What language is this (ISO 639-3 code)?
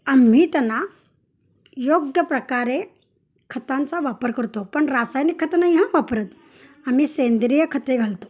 mar